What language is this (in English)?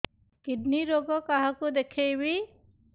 Odia